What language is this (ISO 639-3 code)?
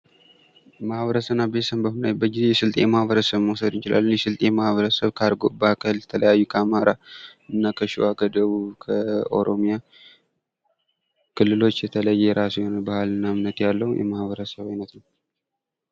amh